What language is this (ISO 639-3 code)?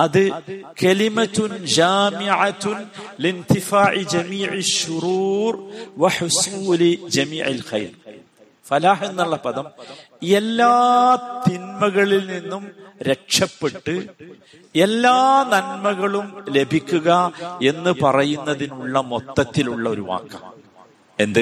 mal